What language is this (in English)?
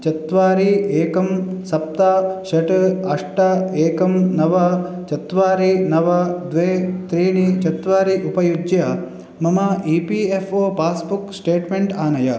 Sanskrit